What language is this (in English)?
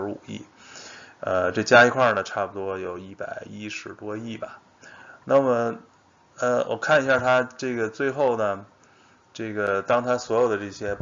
Chinese